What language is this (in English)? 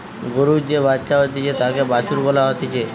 Bangla